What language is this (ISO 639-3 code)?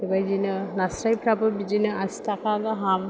brx